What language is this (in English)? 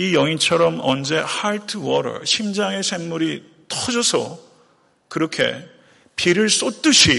Korean